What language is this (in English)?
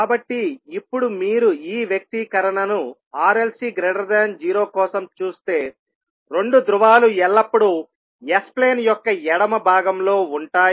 Telugu